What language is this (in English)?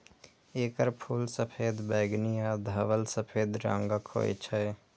Maithili